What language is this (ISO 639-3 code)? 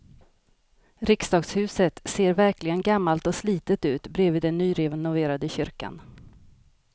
swe